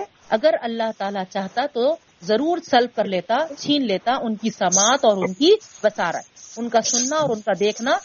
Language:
Urdu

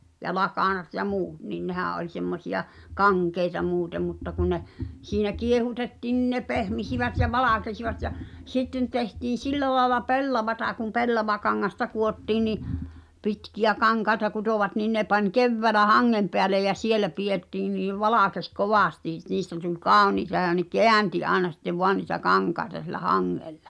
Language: Finnish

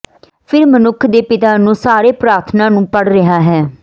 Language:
Punjabi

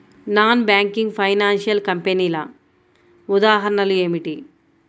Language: Telugu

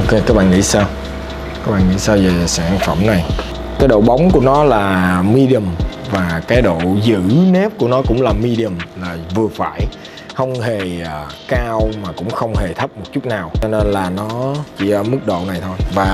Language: Vietnamese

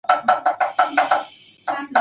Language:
Chinese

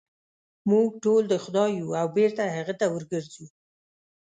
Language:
Pashto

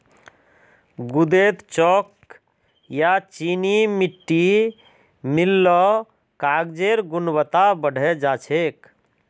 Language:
Magahi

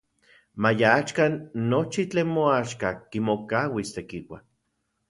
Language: Central Puebla Nahuatl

